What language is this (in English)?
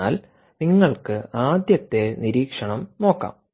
Malayalam